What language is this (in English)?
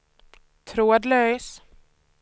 Swedish